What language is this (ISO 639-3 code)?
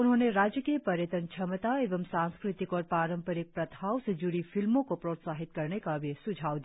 hin